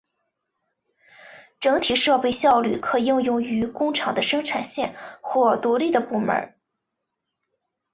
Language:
Chinese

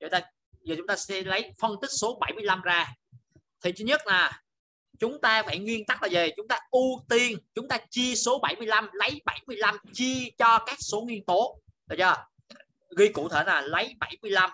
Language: Vietnamese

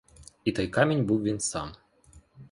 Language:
Ukrainian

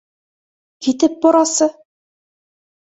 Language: Bashkir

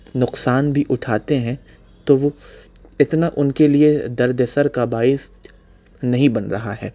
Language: Urdu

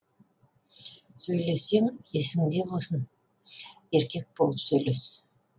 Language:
Kazakh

